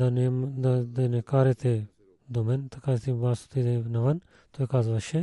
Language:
Bulgarian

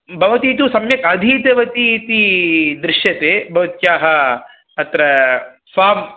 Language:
Sanskrit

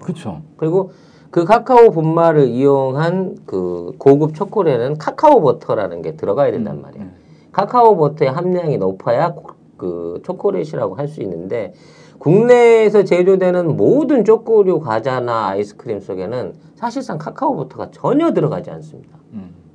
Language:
Korean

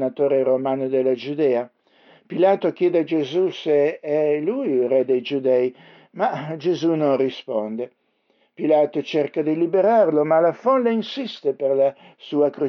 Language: Italian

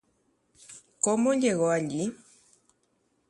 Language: Guarani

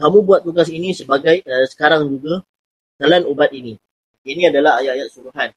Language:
Malay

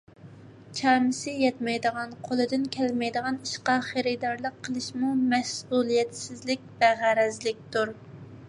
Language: Uyghur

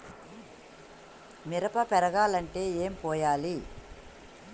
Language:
Telugu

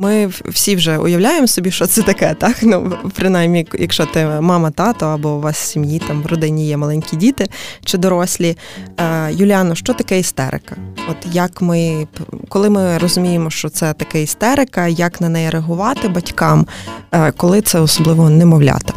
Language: Ukrainian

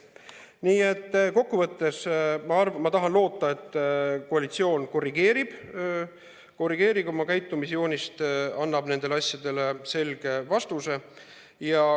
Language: Estonian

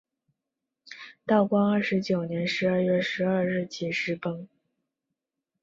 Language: Chinese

